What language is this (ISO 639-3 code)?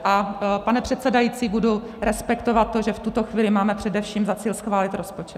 ces